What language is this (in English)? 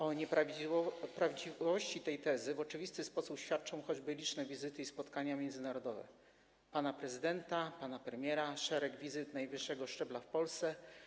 Polish